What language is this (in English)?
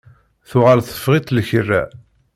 Kabyle